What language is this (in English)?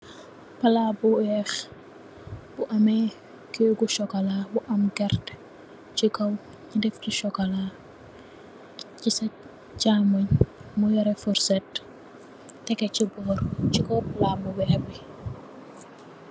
Wolof